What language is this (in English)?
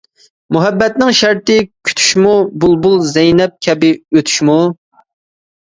Uyghur